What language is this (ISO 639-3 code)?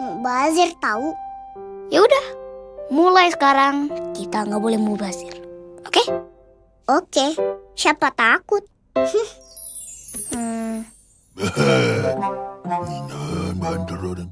ind